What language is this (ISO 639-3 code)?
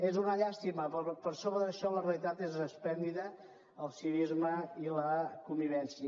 cat